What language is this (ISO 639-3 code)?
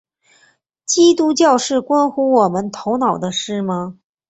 zho